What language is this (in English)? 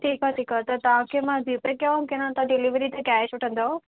Sindhi